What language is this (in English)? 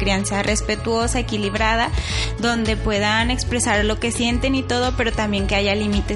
Spanish